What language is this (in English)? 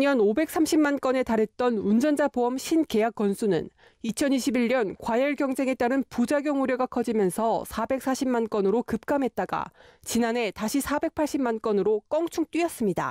Korean